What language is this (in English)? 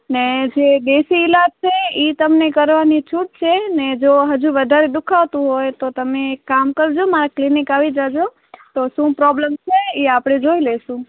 Gujarati